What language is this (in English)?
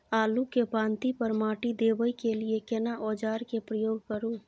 Maithili